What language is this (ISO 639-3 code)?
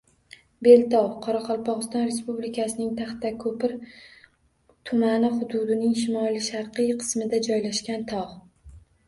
uzb